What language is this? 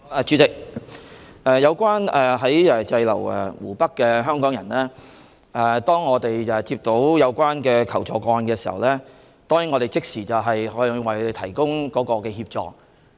Cantonese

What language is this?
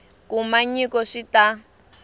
Tsonga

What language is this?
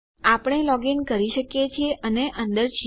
Gujarati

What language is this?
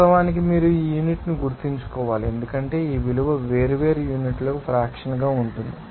Telugu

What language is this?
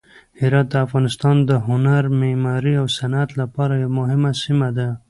Pashto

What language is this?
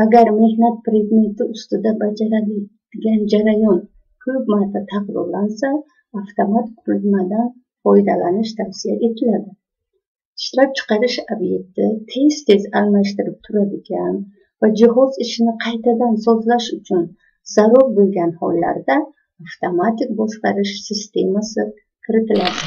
Turkish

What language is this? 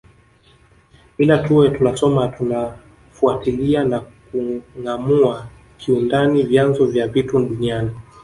Swahili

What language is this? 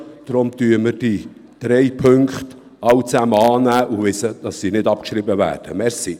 Swiss German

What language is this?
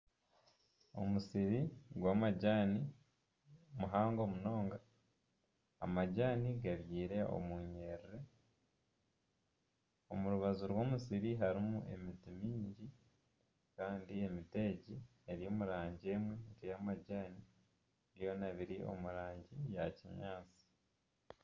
Nyankole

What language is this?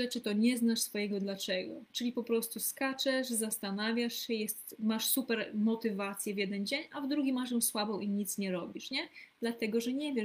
Polish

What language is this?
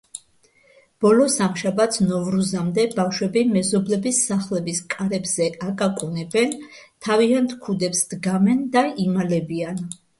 Georgian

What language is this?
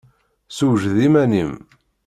Kabyle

